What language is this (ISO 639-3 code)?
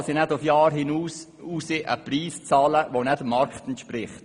gsw